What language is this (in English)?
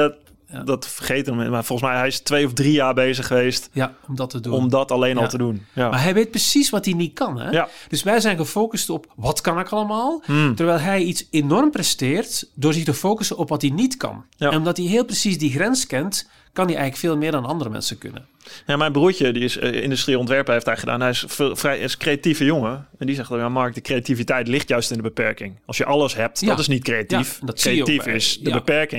Dutch